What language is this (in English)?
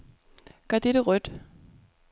Danish